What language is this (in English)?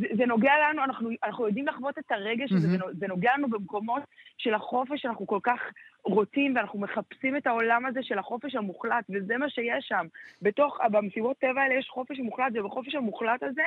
Hebrew